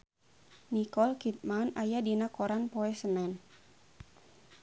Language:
Sundanese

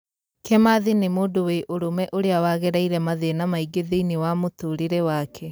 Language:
Kikuyu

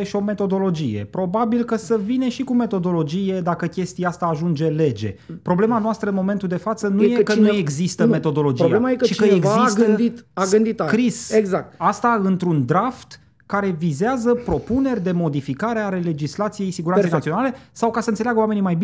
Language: Romanian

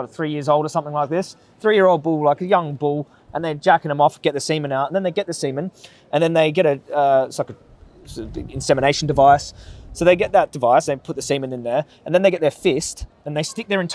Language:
English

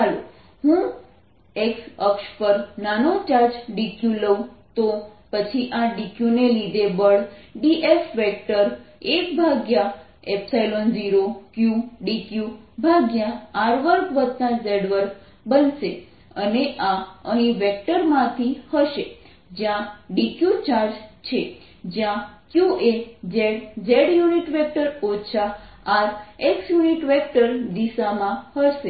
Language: Gujarati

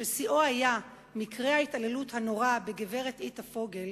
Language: Hebrew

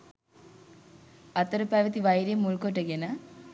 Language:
Sinhala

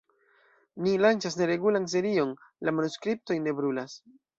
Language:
Esperanto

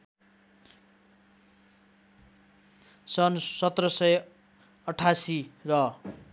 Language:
Nepali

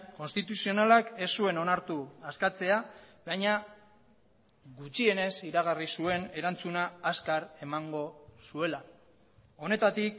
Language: Basque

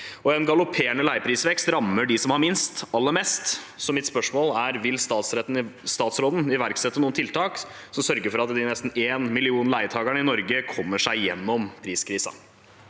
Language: Norwegian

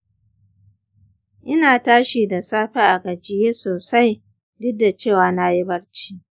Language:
Hausa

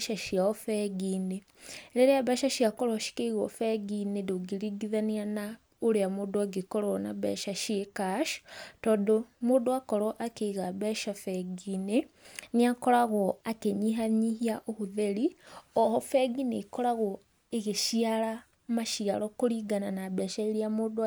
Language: Kikuyu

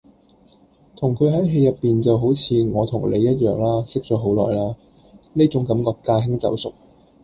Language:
Cantonese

